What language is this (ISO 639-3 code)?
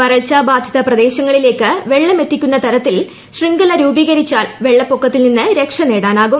mal